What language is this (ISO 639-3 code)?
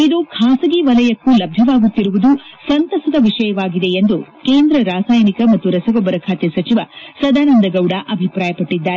kan